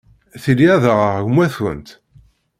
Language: Kabyle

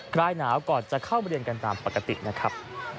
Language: Thai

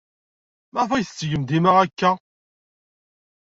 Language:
Kabyle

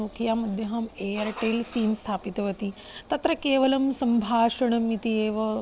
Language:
Sanskrit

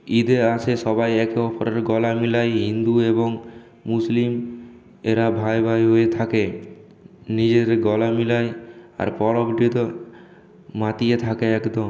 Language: Bangla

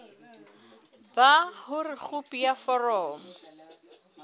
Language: Southern Sotho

